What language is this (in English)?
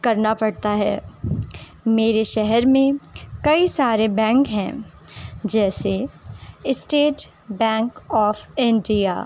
Urdu